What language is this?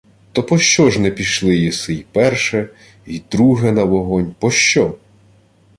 Ukrainian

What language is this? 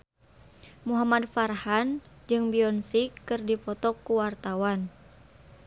Sundanese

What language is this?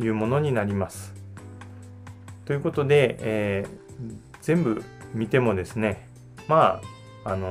Japanese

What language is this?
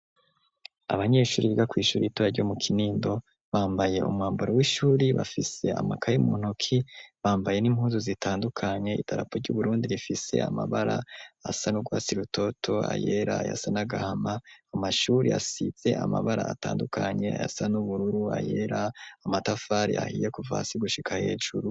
Rundi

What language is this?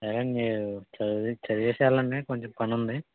Telugu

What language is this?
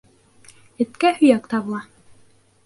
Bashkir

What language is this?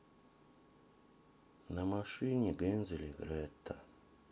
Russian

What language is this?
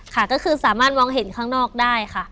Thai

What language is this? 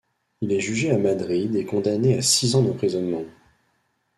French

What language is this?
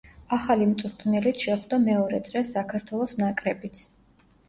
Georgian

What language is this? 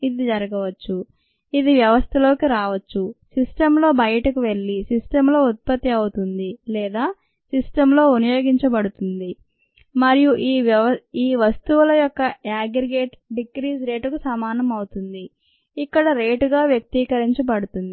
Telugu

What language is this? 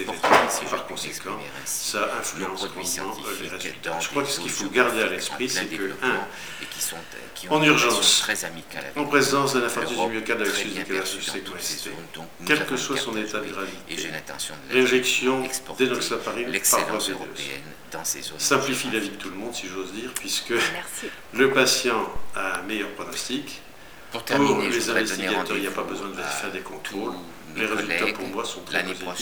French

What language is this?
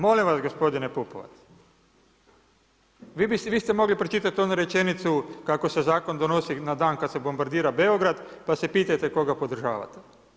Croatian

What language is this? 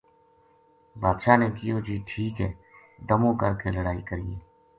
Gujari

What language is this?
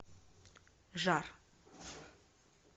Russian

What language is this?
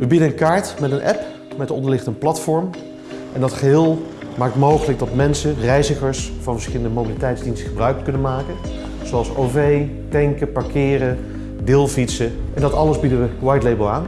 Dutch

